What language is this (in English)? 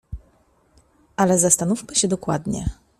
Polish